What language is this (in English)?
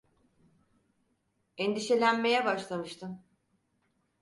Turkish